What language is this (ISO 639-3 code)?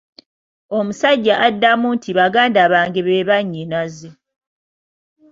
lug